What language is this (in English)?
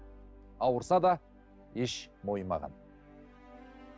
Kazakh